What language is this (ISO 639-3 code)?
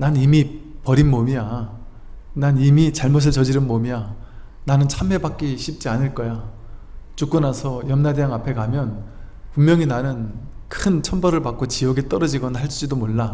kor